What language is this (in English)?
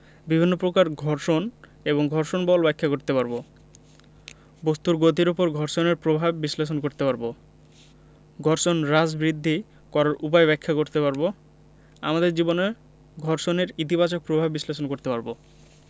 Bangla